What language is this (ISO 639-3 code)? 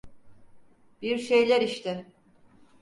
tur